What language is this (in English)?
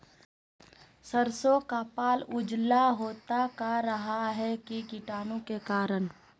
Magahi